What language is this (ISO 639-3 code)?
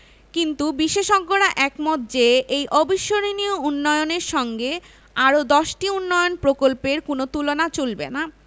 ben